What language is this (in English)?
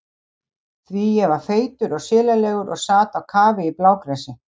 Icelandic